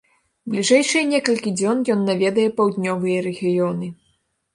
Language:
Belarusian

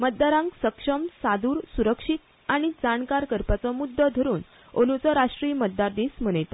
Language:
Konkani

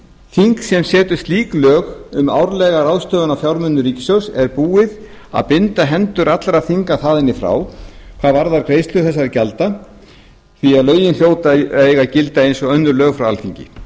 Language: Icelandic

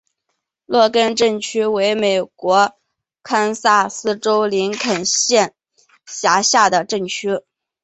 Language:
Chinese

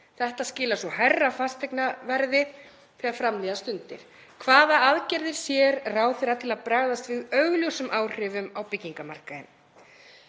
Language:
Icelandic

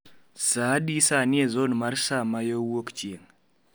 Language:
Luo (Kenya and Tanzania)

